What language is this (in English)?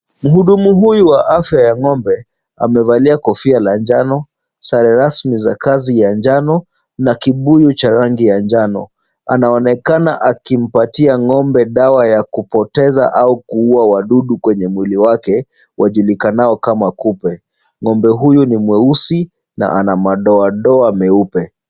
Swahili